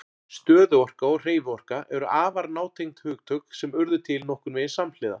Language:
Icelandic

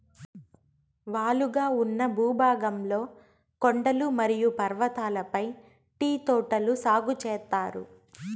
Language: Telugu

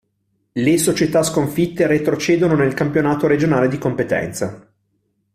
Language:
Italian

